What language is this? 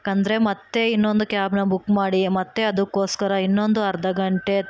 Kannada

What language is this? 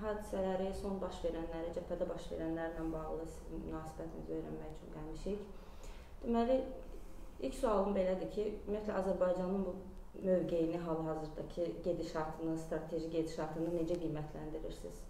Turkish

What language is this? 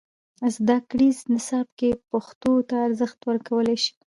Pashto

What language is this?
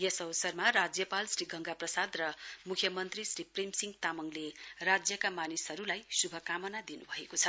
Nepali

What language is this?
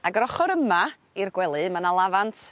Welsh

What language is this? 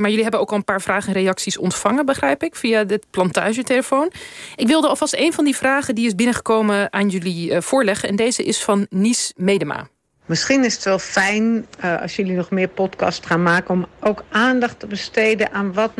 Dutch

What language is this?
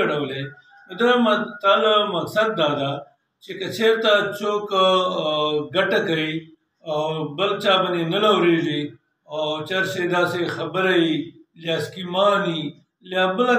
Romanian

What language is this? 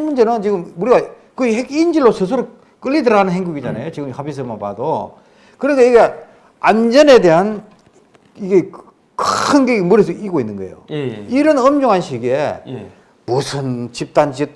Korean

